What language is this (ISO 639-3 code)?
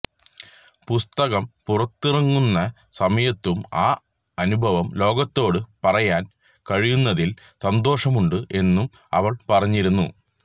mal